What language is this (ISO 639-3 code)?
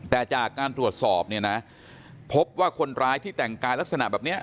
tha